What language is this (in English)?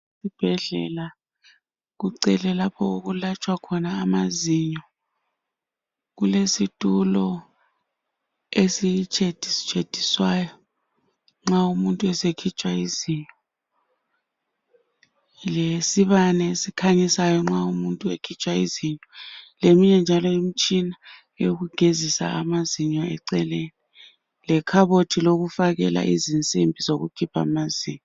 North Ndebele